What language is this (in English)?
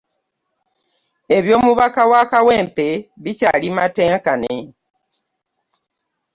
Ganda